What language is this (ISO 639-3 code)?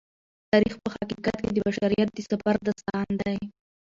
pus